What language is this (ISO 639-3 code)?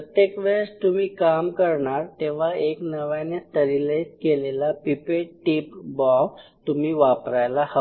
mar